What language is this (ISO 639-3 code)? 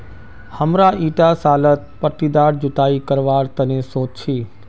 mag